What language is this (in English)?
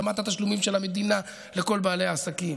Hebrew